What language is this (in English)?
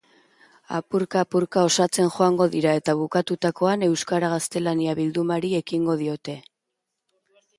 Basque